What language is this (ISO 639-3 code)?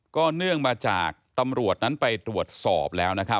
tha